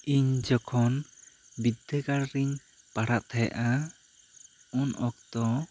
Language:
Santali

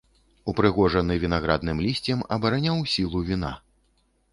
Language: Belarusian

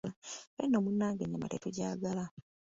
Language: Ganda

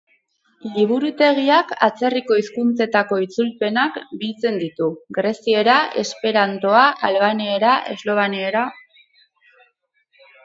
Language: Basque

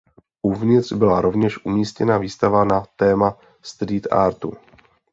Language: Czech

